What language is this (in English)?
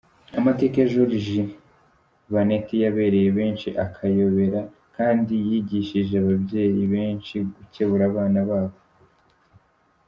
Kinyarwanda